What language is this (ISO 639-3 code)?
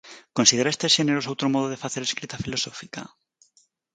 glg